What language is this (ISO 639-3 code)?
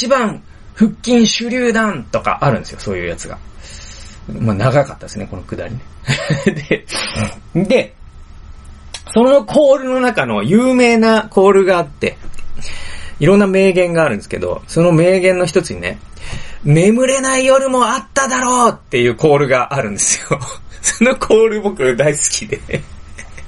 jpn